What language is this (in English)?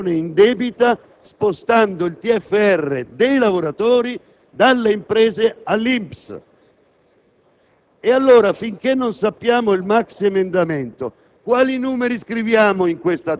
Italian